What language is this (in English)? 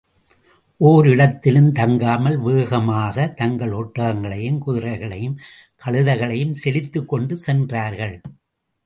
Tamil